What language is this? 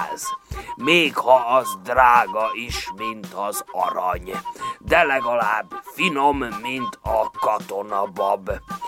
Hungarian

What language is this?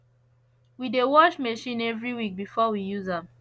Nigerian Pidgin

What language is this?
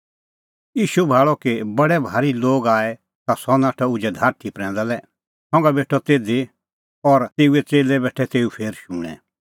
Kullu Pahari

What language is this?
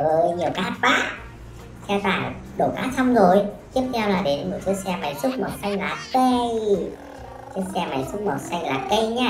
Vietnamese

